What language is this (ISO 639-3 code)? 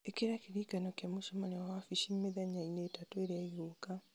kik